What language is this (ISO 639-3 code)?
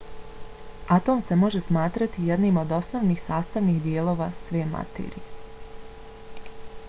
bos